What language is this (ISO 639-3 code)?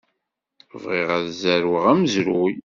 kab